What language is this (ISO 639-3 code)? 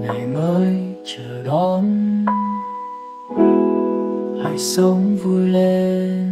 vie